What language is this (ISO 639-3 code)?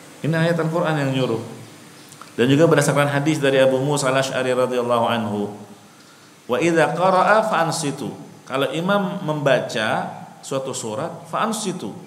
ind